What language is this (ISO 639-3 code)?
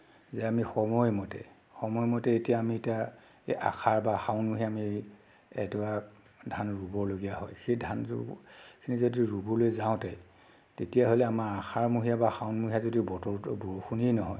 asm